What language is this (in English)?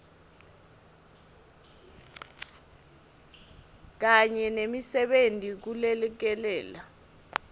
Swati